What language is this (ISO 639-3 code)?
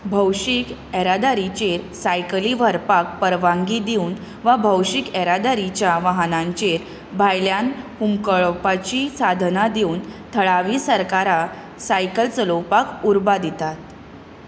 kok